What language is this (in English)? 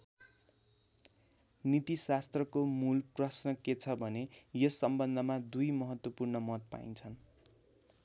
Nepali